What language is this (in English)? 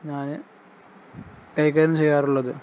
Malayalam